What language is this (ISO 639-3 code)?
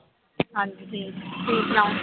pan